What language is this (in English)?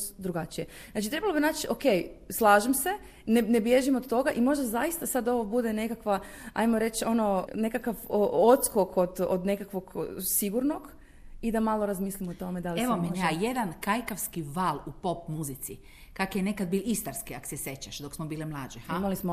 Croatian